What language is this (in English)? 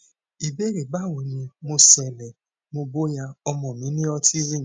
Yoruba